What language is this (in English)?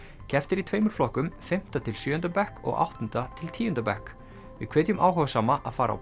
Icelandic